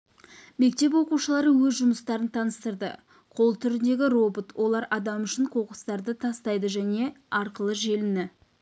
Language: Kazakh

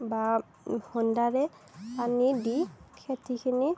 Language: Assamese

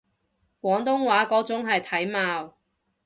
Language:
Cantonese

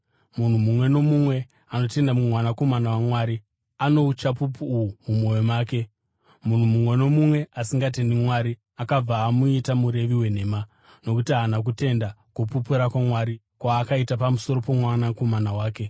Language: Shona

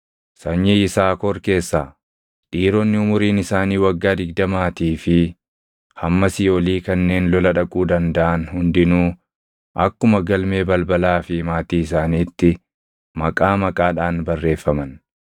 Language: Oromo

